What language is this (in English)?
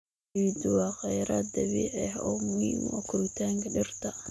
Somali